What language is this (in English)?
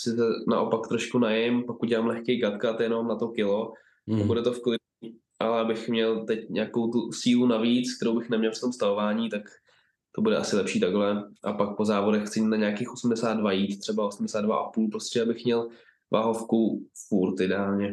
Czech